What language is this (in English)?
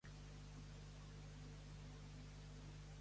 Catalan